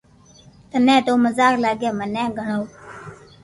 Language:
Loarki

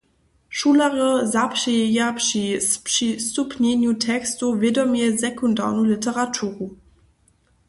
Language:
Upper Sorbian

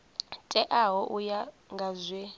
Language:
Venda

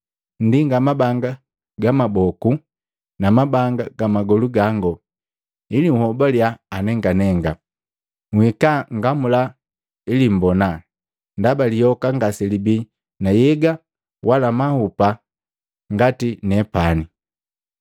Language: Matengo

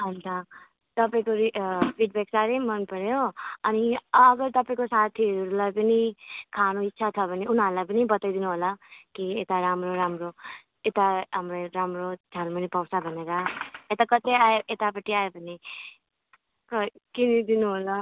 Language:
Nepali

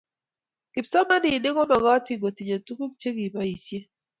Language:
Kalenjin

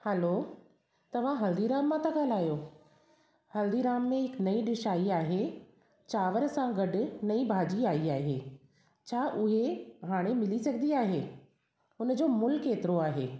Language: Sindhi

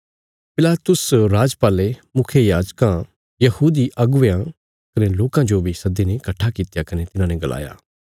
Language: Bilaspuri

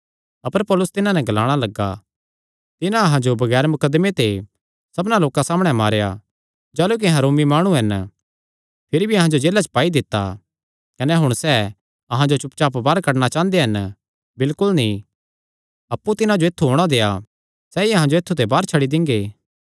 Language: Kangri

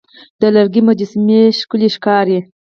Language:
Pashto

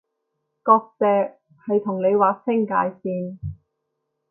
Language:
Cantonese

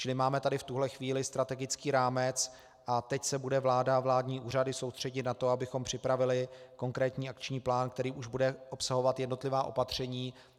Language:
Czech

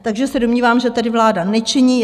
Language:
Czech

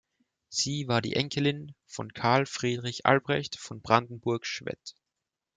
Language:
German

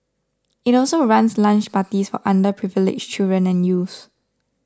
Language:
English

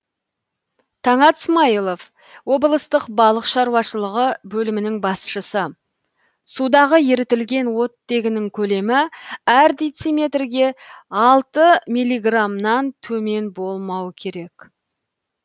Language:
Kazakh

